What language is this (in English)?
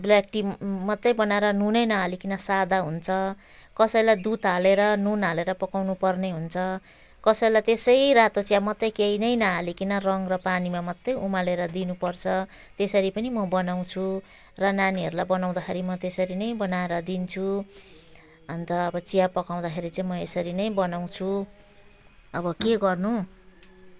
Nepali